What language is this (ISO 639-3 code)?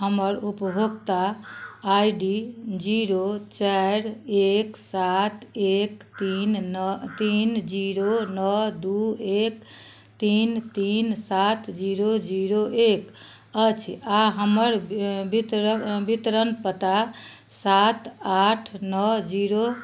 mai